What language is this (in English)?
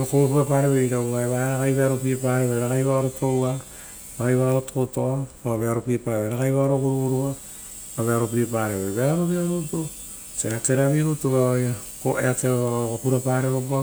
Rotokas